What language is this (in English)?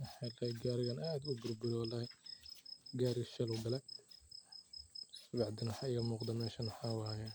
Somali